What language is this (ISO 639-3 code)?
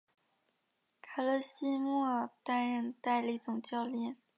zho